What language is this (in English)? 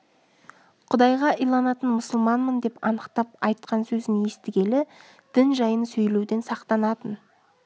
Kazakh